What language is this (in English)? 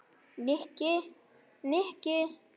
Icelandic